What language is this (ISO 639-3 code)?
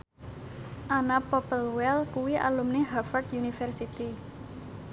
jav